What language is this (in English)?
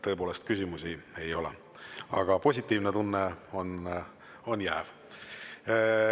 Estonian